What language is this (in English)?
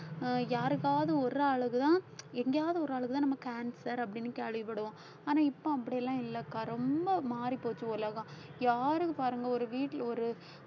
Tamil